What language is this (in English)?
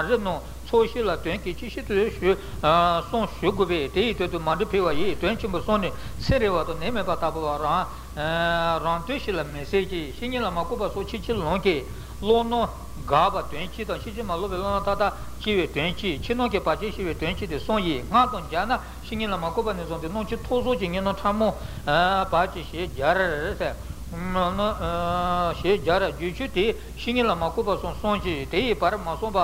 Italian